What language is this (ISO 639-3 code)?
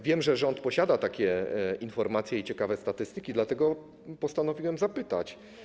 pol